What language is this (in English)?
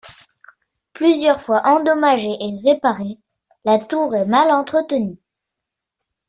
French